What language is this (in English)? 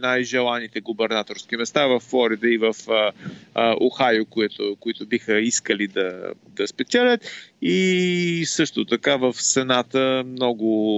Bulgarian